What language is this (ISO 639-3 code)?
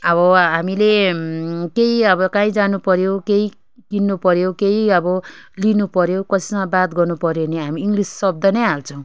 nep